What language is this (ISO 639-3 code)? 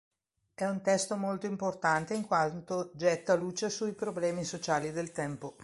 ita